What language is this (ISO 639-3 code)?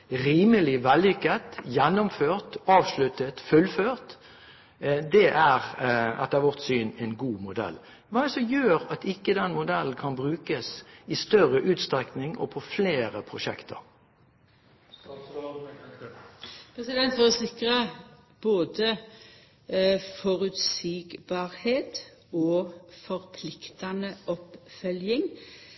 nor